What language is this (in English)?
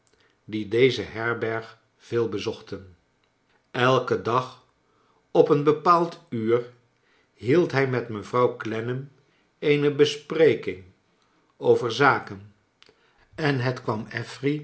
Dutch